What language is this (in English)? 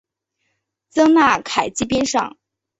Chinese